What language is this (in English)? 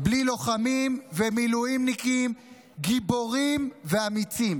Hebrew